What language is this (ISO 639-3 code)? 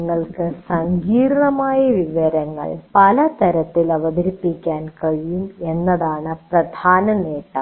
mal